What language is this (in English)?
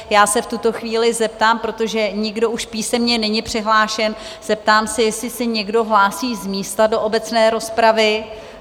Czech